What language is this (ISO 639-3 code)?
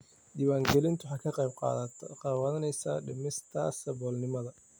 som